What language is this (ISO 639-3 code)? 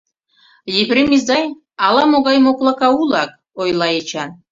chm